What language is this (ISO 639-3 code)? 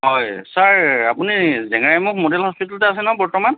asm